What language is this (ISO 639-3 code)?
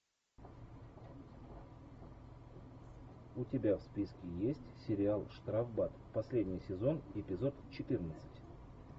rus